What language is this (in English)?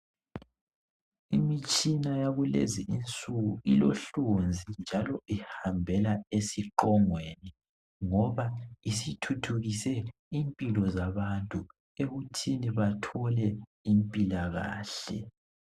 North Ndebele